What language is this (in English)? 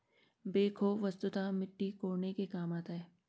Hindi